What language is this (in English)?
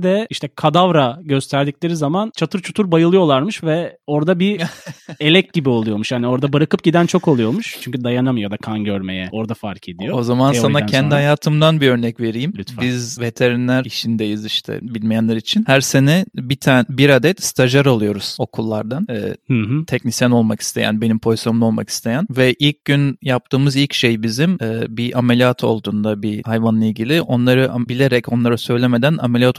Turkish